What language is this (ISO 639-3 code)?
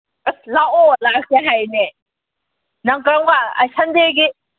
mni